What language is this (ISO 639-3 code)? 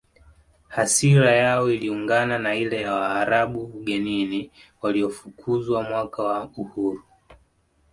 swa